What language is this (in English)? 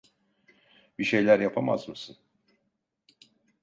Turkish